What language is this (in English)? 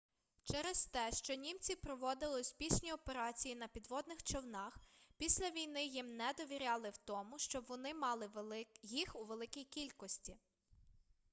Ukrainian